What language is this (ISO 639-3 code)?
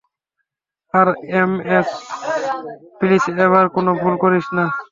ben